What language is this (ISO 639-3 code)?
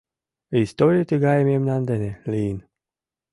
chm